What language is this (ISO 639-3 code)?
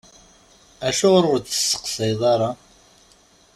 kab